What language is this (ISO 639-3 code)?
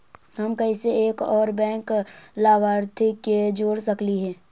mag